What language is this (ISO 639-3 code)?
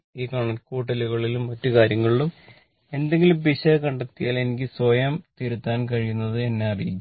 mal